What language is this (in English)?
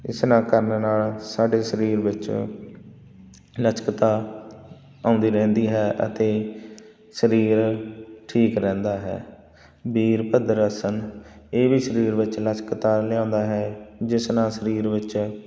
Punjabi